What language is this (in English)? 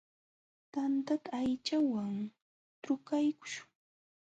Jauja Wanca Quechua